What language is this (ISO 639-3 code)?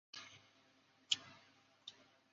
ben